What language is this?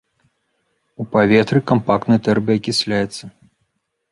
Belarusian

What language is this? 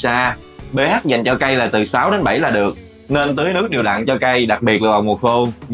Vietnamese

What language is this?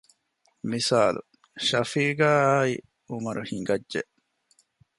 Divehi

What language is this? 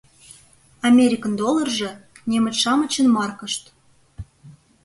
Mari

